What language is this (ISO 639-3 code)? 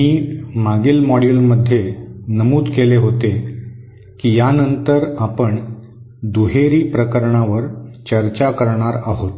mar